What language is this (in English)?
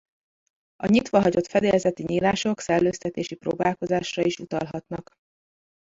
Hungarian